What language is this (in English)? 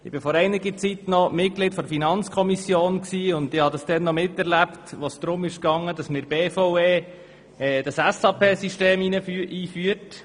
Swiss German